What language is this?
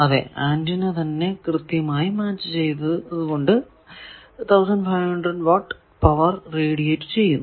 Malayalam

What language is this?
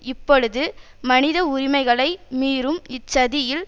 Tamil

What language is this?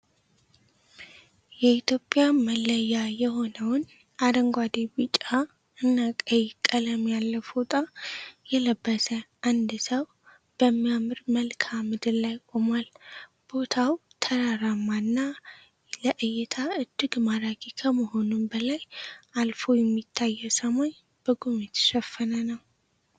Amharic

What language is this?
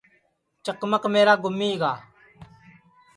Sansi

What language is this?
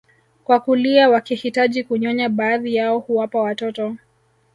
Swahili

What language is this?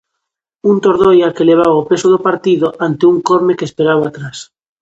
Galician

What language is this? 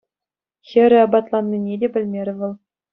Chuvash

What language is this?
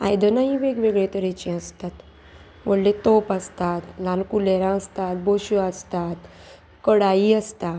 Konkani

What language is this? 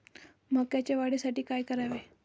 Marathi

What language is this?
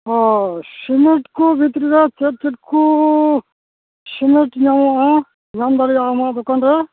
Santali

